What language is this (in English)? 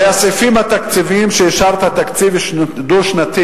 Hebrew